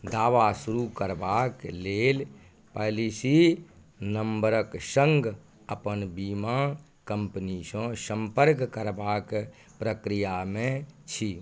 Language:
Maithili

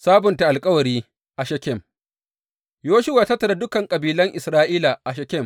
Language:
Hausa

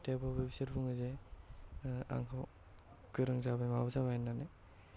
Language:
Bodo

